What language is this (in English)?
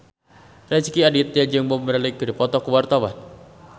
Sundanese